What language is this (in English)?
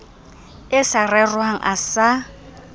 Southern Sotho